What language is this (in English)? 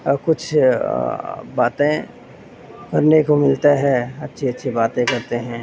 Urdu